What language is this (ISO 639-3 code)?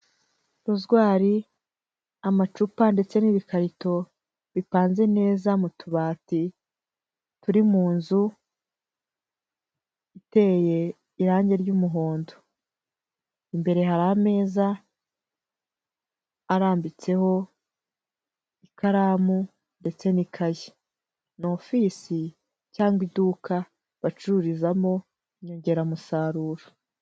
kin